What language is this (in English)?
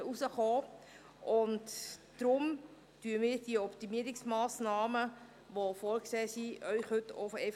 Swiss German